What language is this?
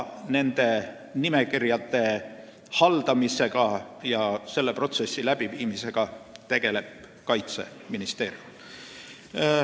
Estonian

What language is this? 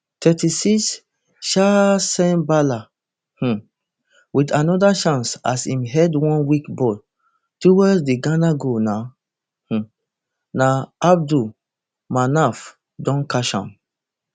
Nigerian Pidgin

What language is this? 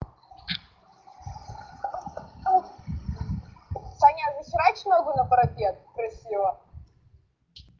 Russian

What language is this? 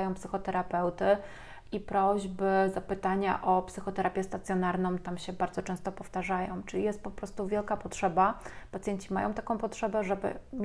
Polish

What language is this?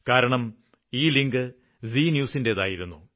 Malayalam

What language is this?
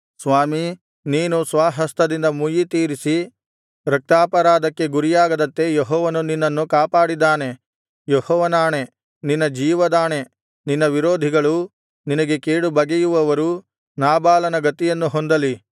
Kannada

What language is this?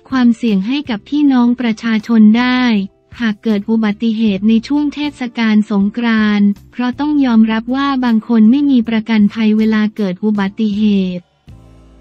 Thai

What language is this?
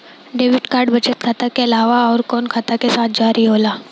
Bhojpuri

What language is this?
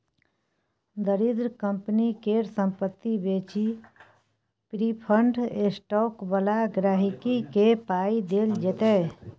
Maithili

